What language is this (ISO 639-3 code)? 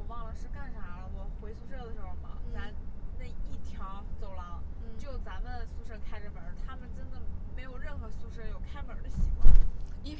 zho